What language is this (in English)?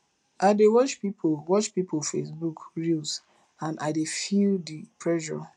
Nigerian Pidgin